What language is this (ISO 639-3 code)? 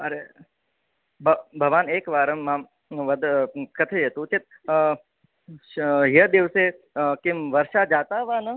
san